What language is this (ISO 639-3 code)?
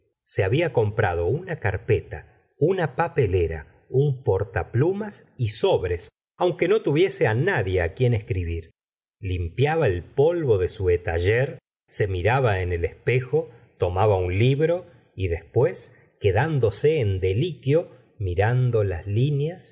spa